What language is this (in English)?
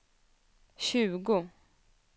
Swedish